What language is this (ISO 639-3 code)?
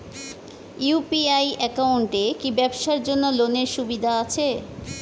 ben